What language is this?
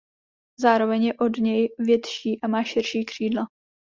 Czech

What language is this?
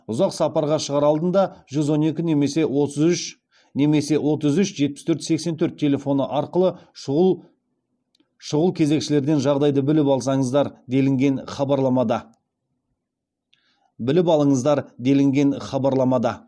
Kazakh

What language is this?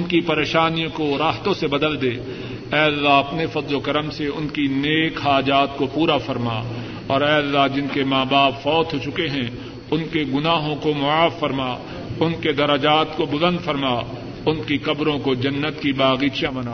Urdu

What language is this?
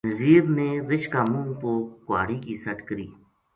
Gujari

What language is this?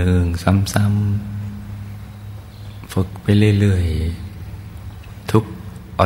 Thai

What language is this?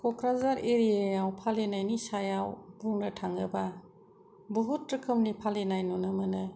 Bodo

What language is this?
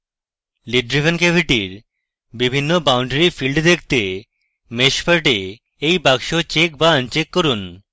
Bangla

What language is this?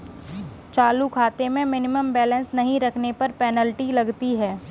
Hindi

